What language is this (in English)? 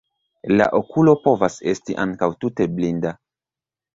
Esperanto